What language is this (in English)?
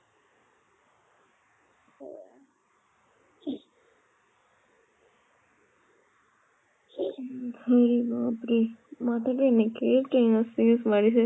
Assamese